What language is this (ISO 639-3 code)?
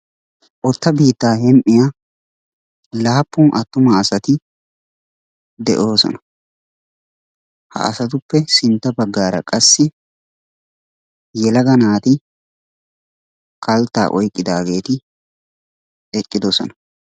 wal